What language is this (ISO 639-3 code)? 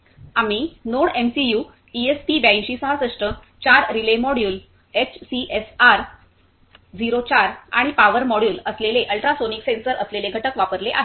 mar